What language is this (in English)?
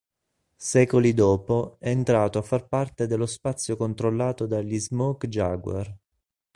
Italian